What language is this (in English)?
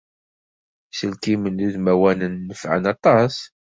Kabyle